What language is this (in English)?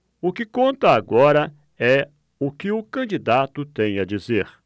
Portuguese